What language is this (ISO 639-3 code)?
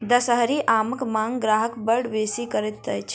mai